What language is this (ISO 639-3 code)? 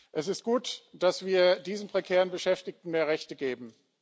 deu